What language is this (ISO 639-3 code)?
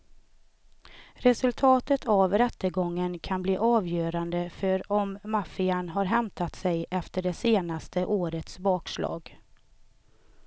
swe